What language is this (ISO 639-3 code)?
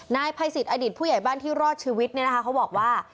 tha